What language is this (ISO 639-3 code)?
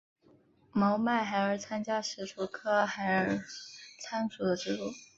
zho